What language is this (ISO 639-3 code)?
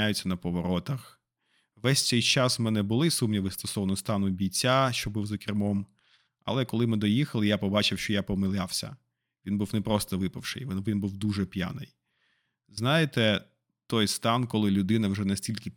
ukr